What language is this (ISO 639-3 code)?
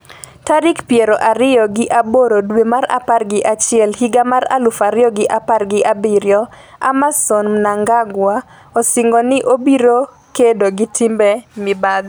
luo